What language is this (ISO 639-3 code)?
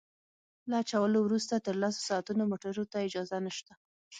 pus